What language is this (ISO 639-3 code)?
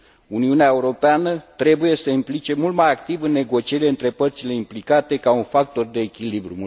ron